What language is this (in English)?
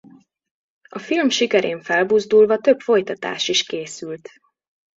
Hungarian